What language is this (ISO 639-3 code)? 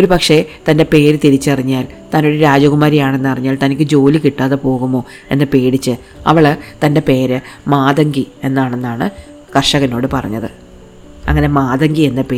mal